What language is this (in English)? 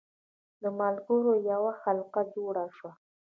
Pashto